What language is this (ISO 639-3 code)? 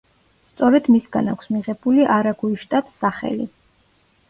kat